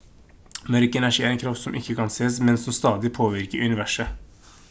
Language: Norwegian Bokmål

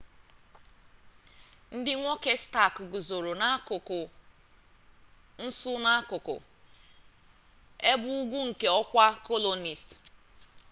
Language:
Igbo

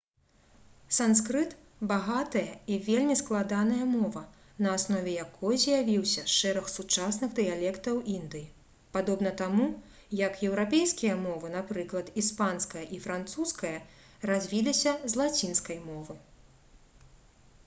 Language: Belarusian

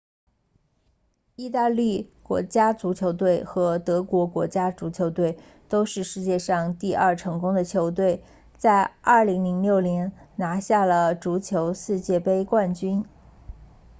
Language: Chinese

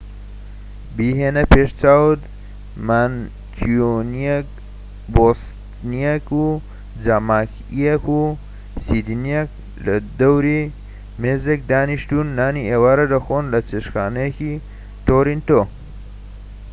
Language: Central Kurdish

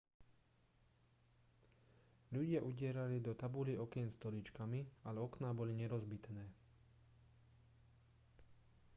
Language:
Slovak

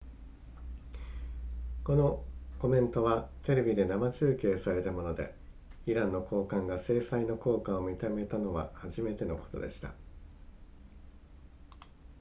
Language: Japanese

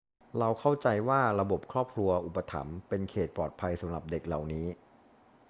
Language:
Thai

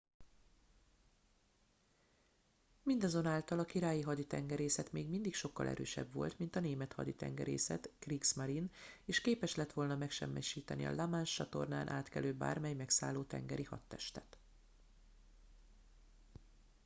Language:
Hungarian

